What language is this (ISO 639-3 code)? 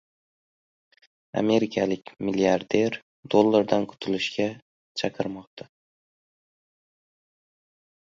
uzb